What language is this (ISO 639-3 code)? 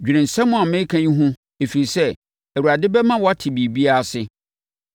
aka